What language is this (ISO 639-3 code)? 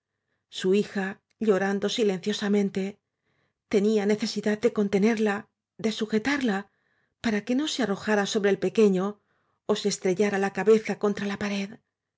spa